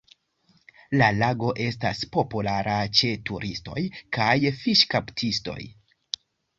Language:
Esperanto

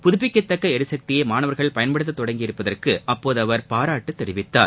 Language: Tamil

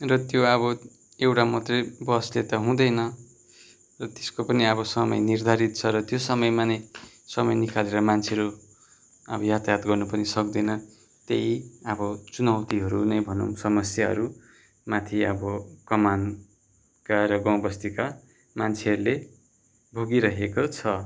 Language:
Nepali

